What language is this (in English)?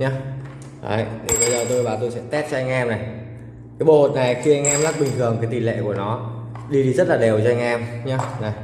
Vietnamese